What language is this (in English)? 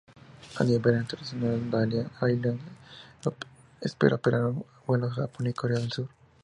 Spanish